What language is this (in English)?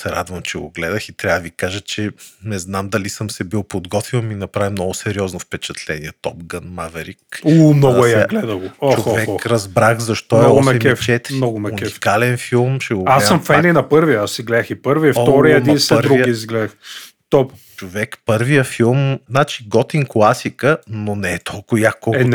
Bulgarian